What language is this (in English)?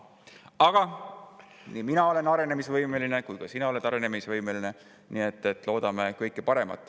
Estonian